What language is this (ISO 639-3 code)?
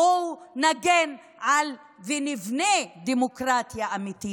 heb